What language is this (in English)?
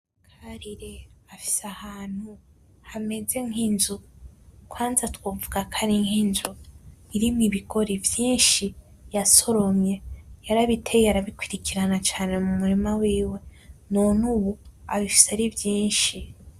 Rundi